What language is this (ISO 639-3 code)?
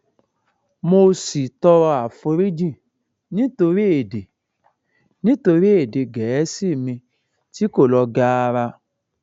yor